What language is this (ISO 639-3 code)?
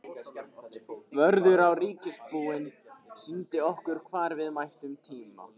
isl